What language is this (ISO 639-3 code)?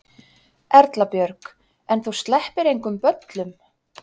isl